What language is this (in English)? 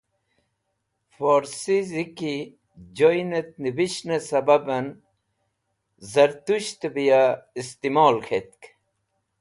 Wakhi